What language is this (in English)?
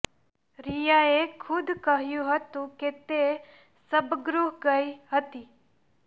Gujarati